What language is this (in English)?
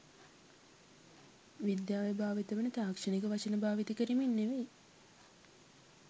Sinhala